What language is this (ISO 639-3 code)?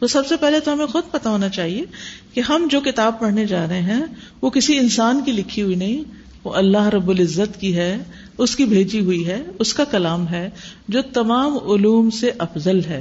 urd